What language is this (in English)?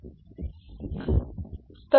Marathi